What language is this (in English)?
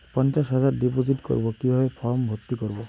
Bangla